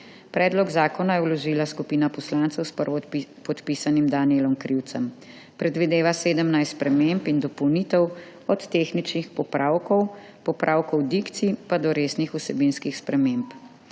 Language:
Slovenian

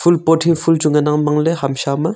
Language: Wancho Naga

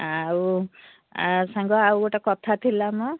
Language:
Odia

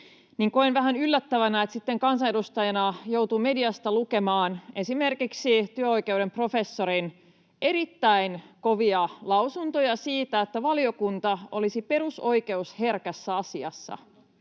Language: Finnish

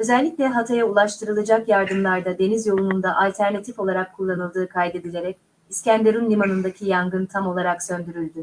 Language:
Turkish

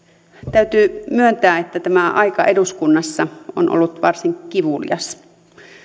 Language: Finnish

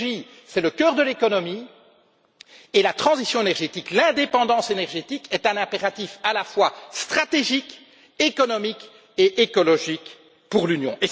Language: French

